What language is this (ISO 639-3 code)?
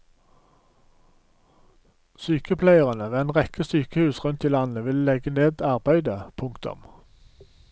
nor